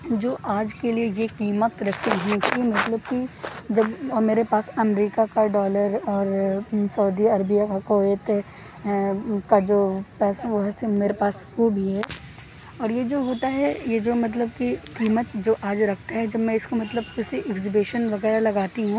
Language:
Urdu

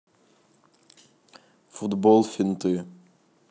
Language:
Russian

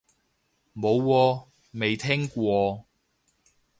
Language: Cantonese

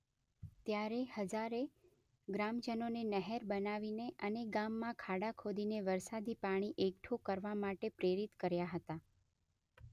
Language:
Gujarati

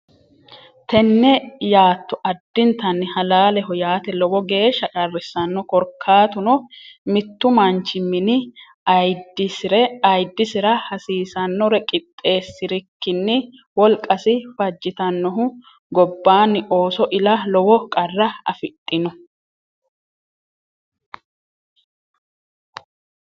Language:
Sidamo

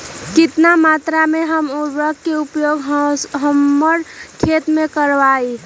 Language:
Magahi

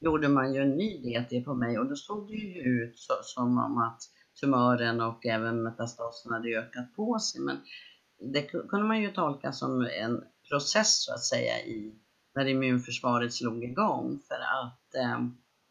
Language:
Swedish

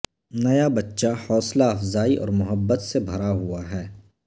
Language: Urdu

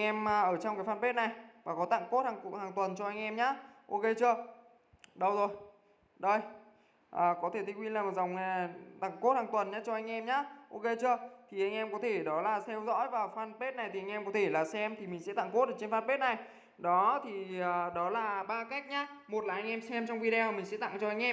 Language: Vietnamese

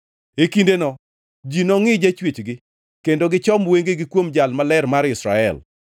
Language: Luo (Kenya and Tanzania)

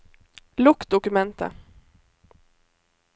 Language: Norwegian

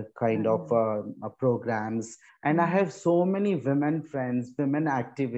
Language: Hindi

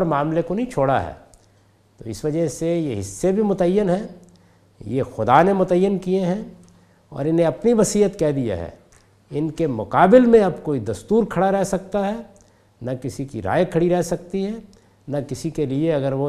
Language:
Urdu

